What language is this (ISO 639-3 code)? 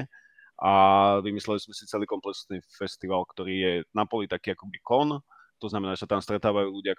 slk